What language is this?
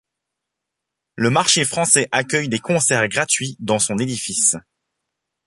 French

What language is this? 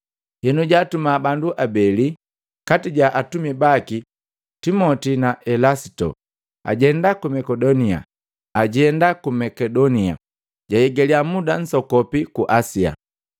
Matengo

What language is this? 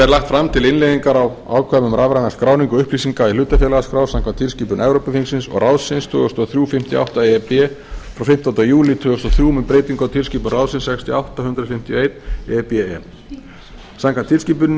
Icelandic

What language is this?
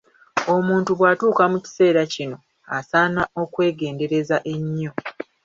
Ganda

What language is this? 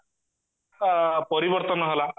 Odia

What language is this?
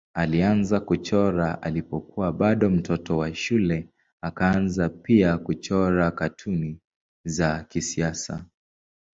Swahili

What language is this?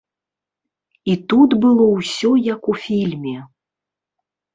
Belarusian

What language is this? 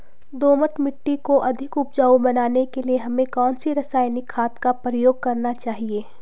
Hindi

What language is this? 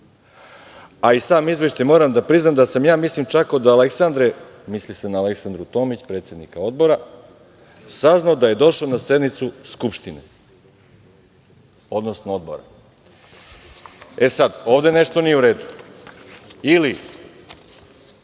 Serbian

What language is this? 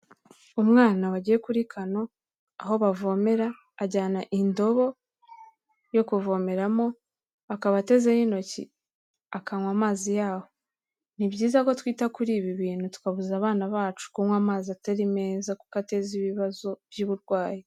Kinyarwanda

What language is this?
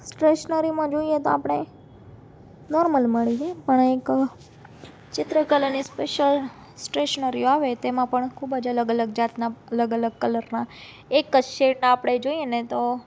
Gujarati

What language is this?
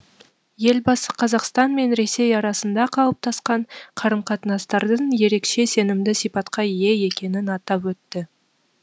Kazakh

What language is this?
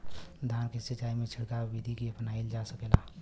Bhojpuri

